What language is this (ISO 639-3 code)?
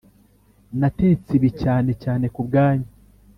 kin